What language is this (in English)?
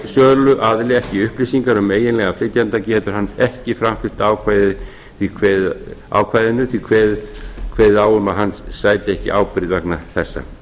Icelandic